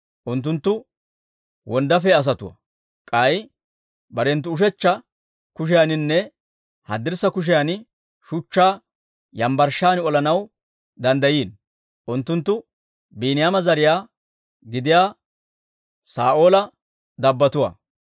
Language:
Dawro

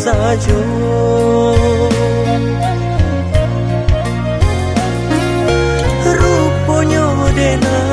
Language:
Indonesian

